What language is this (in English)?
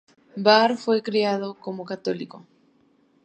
Spanish